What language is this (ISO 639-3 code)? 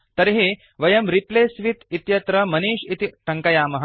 san